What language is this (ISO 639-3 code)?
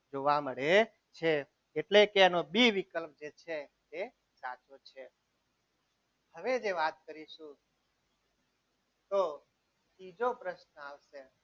guj